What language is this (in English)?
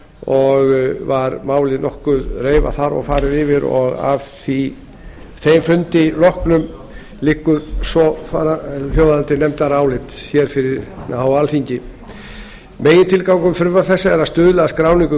Icelandic